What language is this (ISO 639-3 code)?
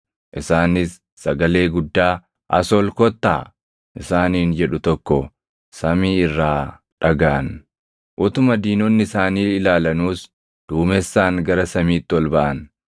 orm